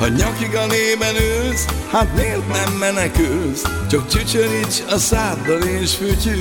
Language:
Hungarian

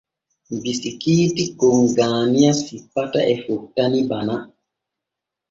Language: Borgu Fulfulde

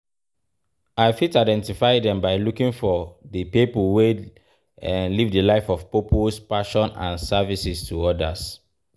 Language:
Nigerian Pidgin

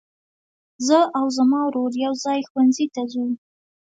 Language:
Pashto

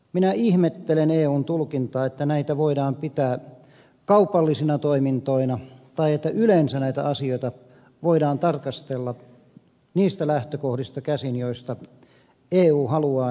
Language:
Finnish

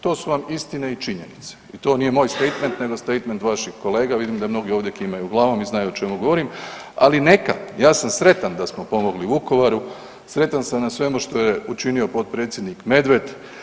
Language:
Croatian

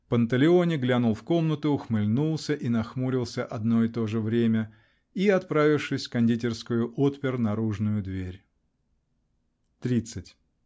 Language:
Russian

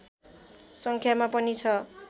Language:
Nepali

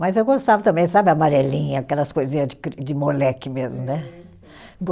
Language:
Portuguese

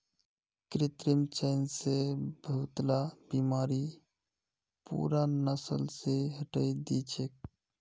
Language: Magahi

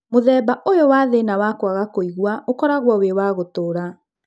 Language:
Kikuyu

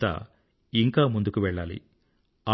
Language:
Telugu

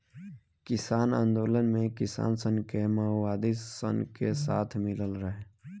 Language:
Bhojpuri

